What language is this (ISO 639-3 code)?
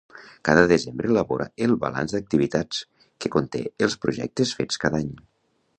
cat